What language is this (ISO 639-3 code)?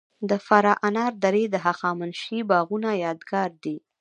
pus